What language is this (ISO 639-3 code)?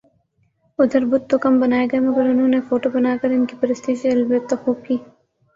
urd